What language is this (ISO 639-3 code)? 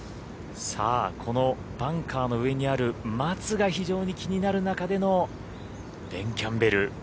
jpn